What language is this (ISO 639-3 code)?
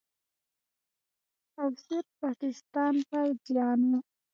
pus